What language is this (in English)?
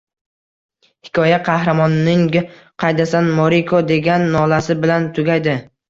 Uzbek